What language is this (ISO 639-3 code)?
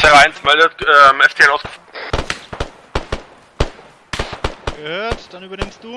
deu